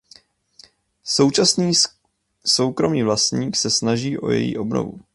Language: Czech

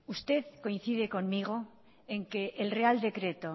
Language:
Spanish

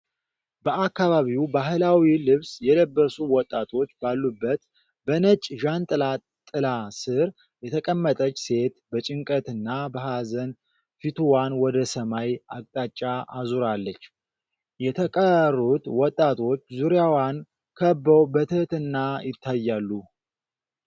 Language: Amharic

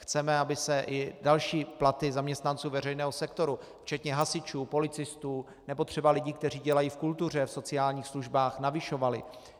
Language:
Czech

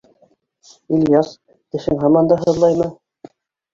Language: Bashkir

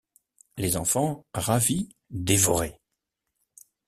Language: French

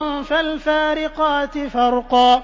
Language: Arabic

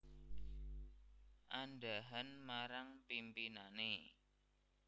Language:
Javanese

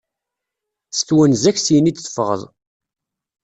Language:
Kabyle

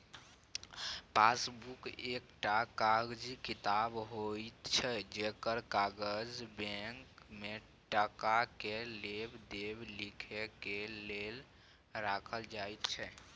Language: Maithili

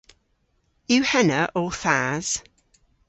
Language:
Cornish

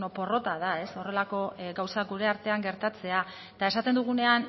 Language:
Basque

